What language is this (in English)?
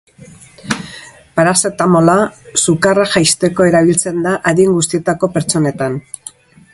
Basque